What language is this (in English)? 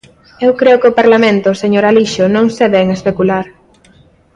Galician